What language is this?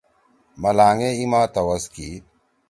Torwali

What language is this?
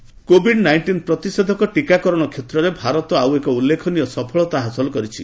Odia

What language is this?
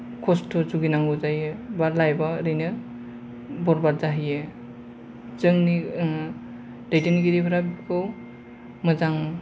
Bodo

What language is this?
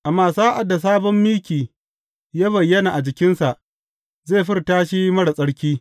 Hausa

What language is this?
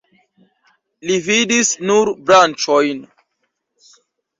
Esperanto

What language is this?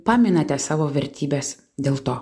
Lithuanian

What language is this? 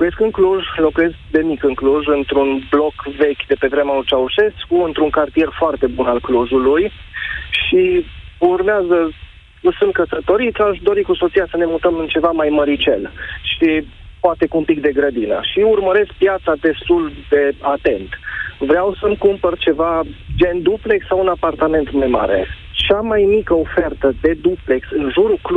Romanian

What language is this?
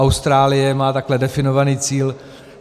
Czech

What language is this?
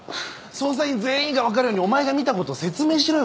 Japanese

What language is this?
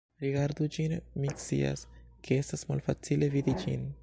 Esperanto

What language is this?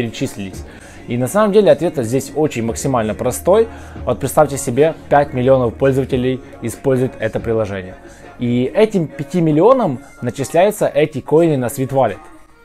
Russian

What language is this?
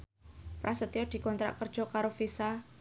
Javanese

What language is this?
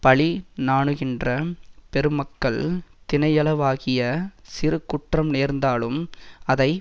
Tamil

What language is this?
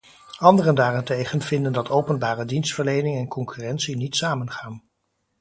Dutch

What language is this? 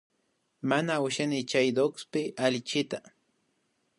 Imbabura Highland Quichua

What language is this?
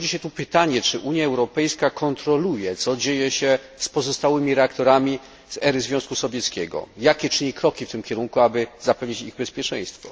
Polish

